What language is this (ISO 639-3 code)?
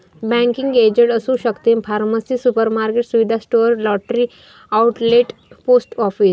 mar